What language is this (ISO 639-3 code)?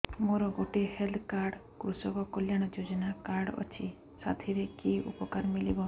ori